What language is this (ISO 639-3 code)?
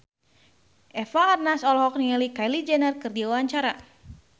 sun